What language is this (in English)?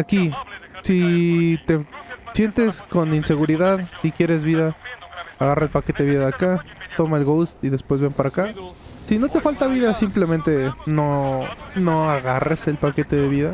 Spanish